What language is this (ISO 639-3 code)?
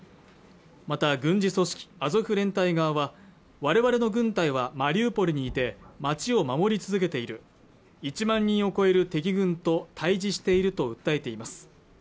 jpn